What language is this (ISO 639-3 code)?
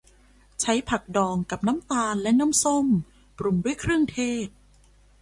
tha